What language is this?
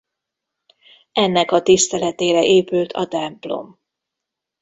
Hungarian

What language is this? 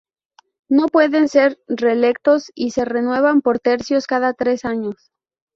Spanish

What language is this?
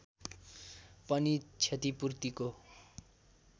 Nepali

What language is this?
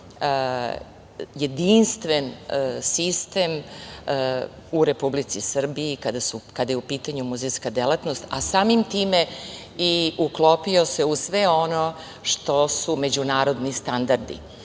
Serbian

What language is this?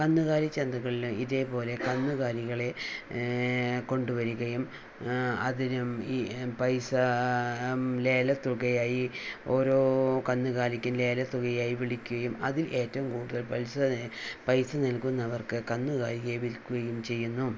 Malayalam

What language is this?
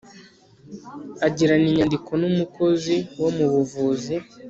Kinyarwanda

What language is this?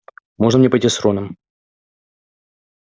Russian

